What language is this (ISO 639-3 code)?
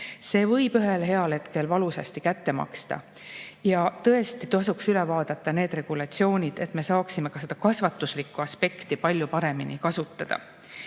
est